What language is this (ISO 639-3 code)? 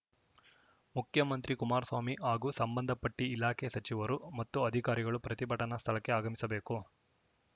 kan